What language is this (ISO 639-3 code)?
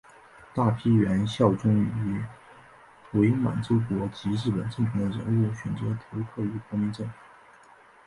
zho